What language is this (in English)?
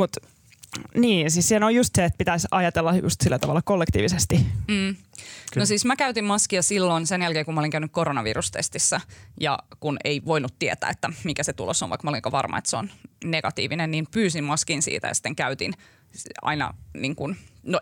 Finnish